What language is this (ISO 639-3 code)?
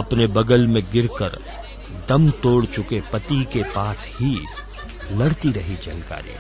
hin